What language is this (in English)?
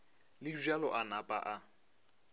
Northern Sotho